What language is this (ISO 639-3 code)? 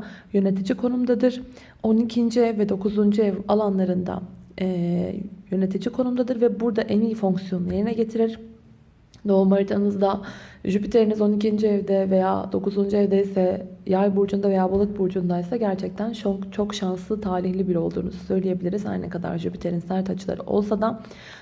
tur